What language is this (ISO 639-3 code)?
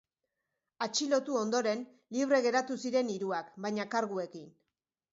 eus